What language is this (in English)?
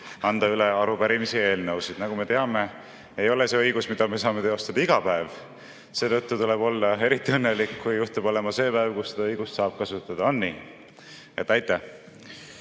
Estonian